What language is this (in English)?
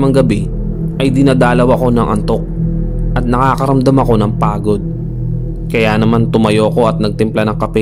Filipino